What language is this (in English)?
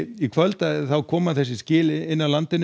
Icelandic